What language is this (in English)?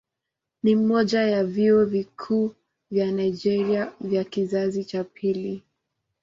Swahili